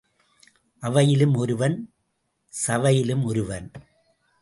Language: Tamil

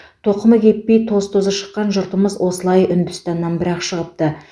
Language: Kazakh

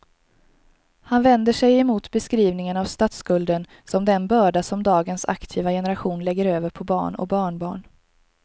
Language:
Swedish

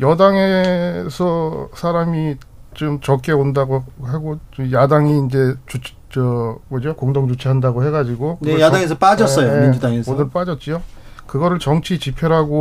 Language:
Korean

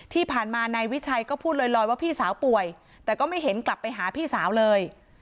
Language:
Thai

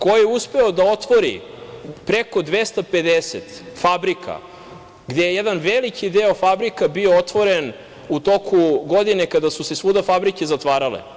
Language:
Serbian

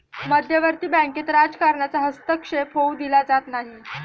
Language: Marathi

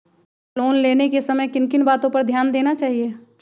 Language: Magahi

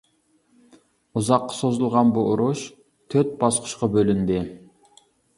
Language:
Uyghur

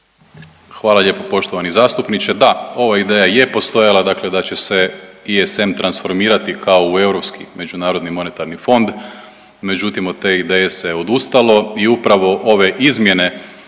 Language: Croatian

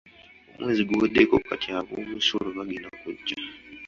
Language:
Ganda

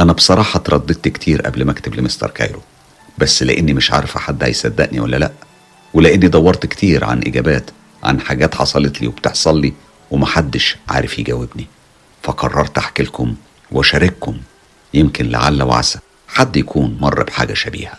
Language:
Arabic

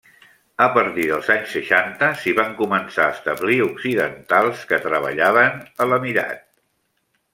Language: Catalan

